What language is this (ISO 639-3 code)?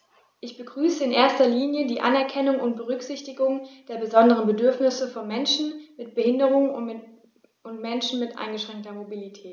deu